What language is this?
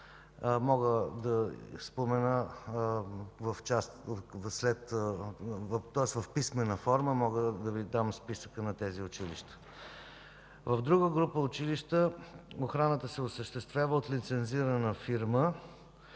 Bulgarian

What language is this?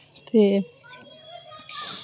Dogri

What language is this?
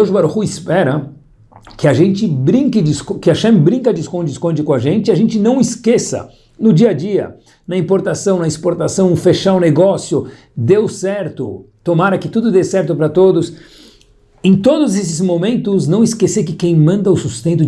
Portuguese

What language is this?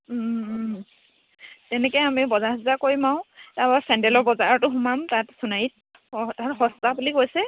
Assamese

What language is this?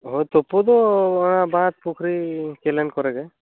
Santali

